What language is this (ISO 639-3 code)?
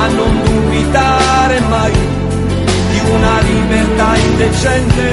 ita